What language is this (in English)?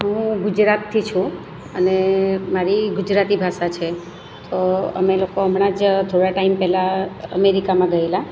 Gujarati